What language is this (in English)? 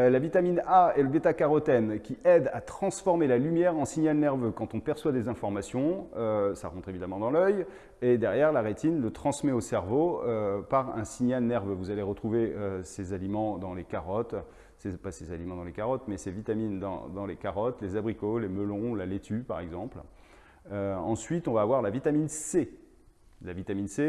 French